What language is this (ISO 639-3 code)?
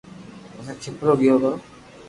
lrk